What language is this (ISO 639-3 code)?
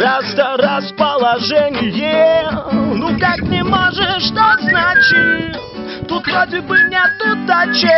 rus